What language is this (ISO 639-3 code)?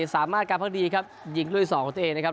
tha